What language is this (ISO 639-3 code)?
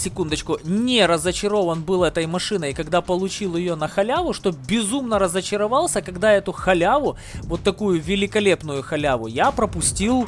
rus